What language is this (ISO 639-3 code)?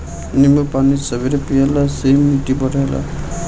bho